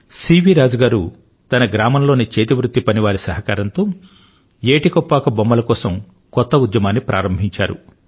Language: Telugu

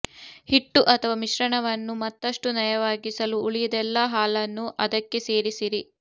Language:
Kannada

